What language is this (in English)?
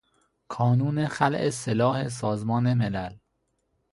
Persian